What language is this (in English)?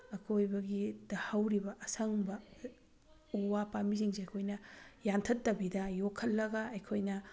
Manipuri